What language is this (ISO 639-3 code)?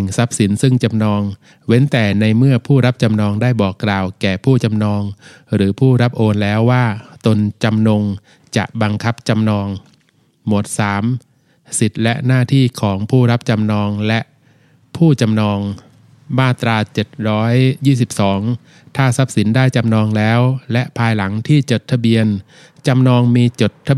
tha